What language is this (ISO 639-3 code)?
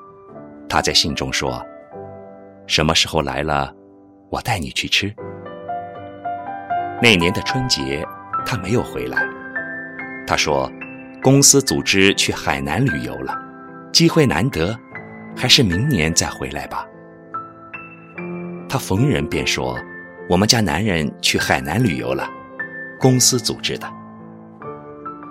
zho